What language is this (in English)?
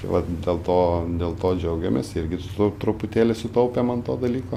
Lithuanian